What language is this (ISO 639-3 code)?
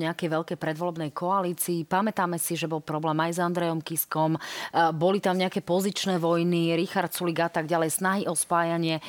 slk